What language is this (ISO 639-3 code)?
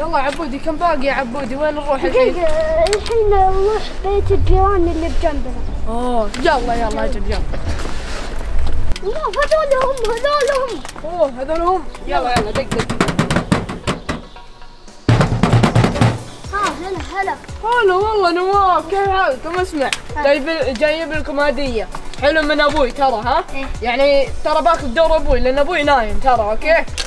ara